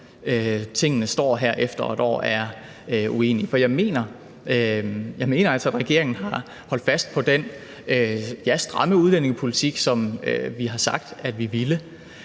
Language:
Danish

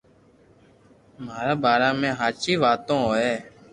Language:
Loarki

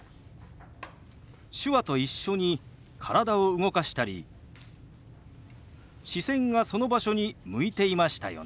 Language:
Japanese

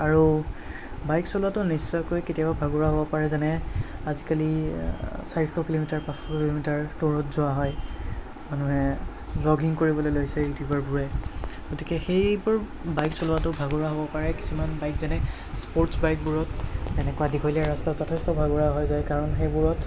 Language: Assamese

